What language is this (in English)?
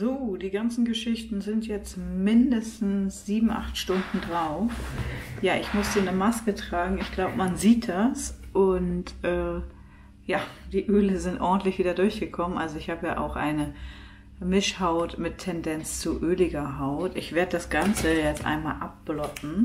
German